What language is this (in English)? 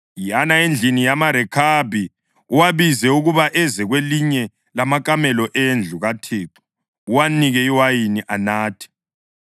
North Ndebele